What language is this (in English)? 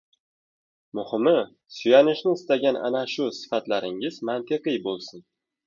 Uzbek